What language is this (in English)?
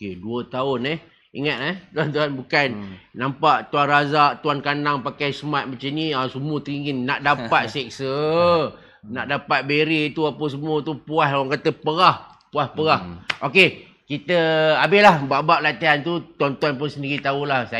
Malay